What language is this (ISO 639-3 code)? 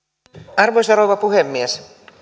fin